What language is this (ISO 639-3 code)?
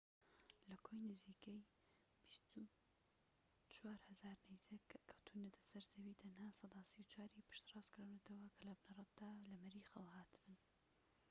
ckb